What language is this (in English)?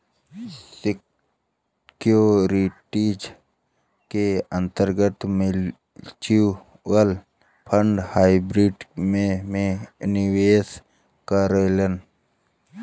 Bhojpuri